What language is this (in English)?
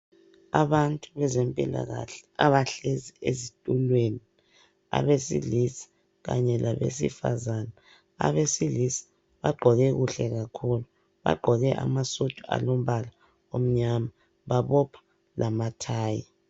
North Ndebele